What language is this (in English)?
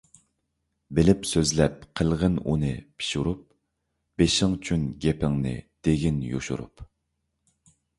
Uyghur